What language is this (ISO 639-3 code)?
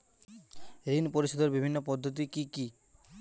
ben